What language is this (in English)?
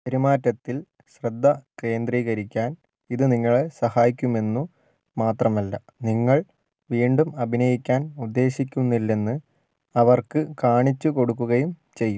Malayalam